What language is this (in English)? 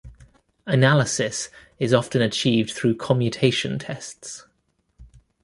English